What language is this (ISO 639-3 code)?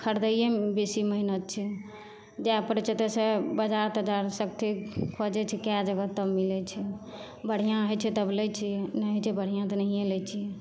mai